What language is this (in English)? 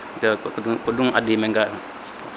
Fula